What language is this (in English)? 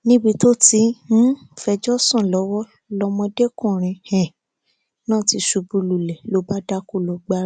Yoruba